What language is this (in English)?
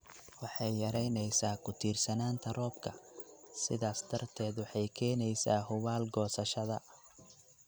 Somali